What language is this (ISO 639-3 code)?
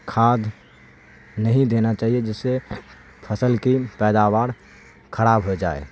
urd